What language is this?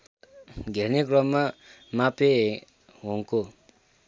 Nepali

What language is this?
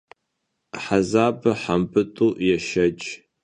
Kabardian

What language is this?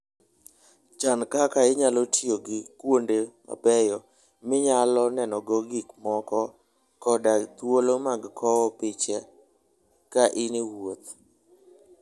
Luo (Kenya and Tanzania)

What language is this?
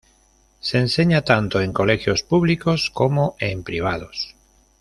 Spanish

